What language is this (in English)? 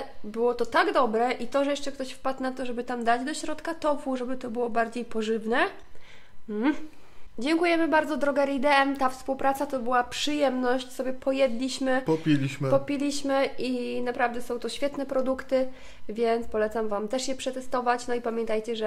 Polish